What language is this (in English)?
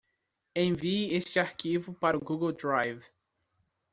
Portuguese